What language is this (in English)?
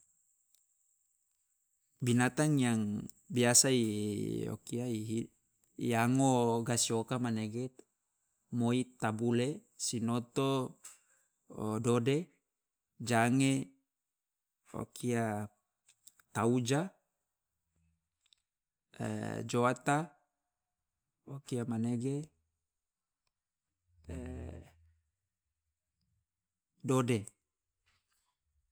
Loloda